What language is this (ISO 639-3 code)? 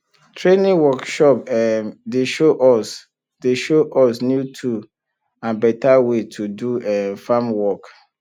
pcm